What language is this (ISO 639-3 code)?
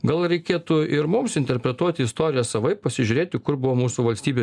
lit